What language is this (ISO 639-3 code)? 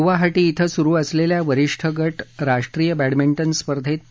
mar